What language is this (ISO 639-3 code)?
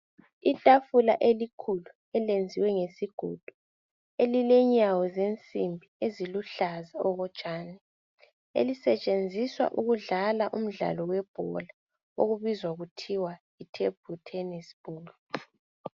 nde